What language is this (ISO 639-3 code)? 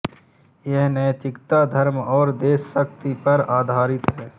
hin